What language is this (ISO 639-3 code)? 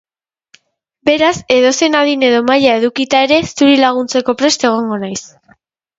eus